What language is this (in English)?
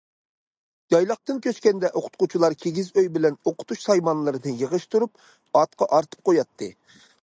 Uyghur